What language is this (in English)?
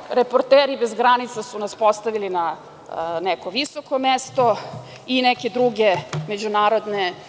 Serbian